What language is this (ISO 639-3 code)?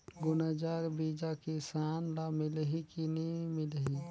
hne